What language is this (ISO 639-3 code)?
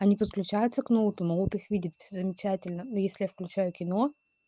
rus